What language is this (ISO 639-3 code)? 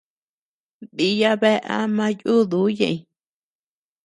cux